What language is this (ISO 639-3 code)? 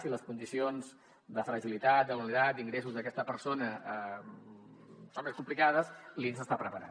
cat